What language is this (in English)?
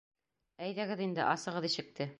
Bashkir